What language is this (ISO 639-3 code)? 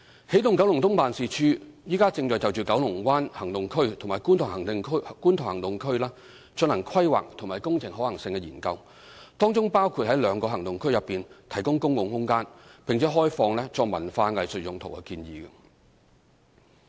yue